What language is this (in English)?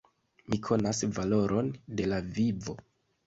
Esperanto